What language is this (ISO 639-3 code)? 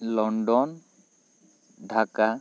sat